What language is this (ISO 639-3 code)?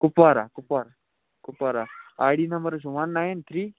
kas